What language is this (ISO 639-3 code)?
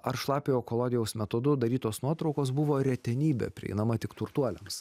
lit